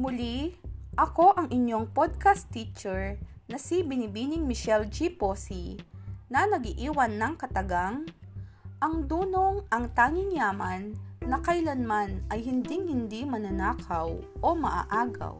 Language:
Filipino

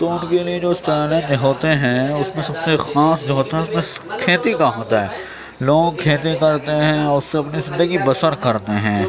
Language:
Urdu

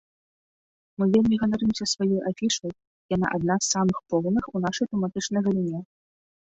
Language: Belarusian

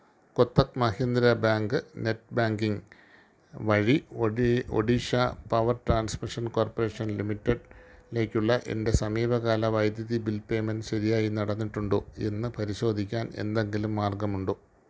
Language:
Malayalam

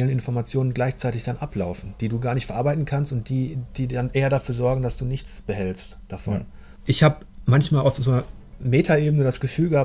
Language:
German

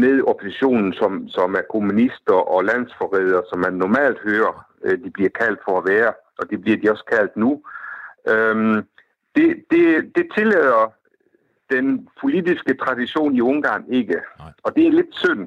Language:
Danish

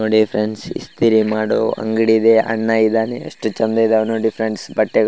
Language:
Kannada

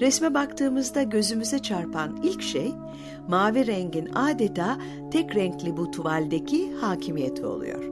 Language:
Turkish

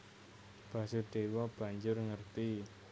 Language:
Javanese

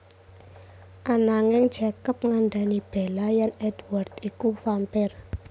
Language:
Javanese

